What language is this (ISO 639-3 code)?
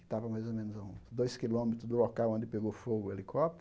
por